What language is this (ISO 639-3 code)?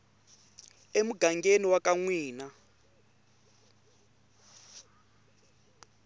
tso